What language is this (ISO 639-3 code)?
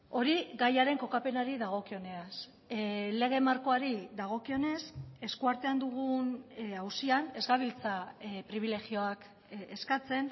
eus